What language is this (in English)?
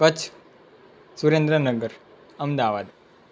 Gujarati